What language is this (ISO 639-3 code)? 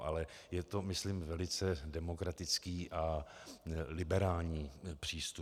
ces